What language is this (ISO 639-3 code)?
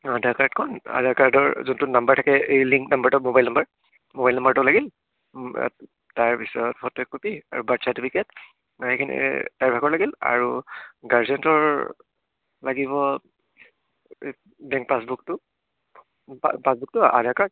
asm